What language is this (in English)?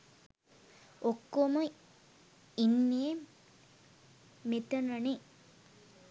Sinhala